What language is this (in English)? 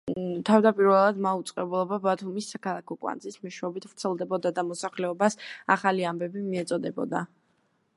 Georgian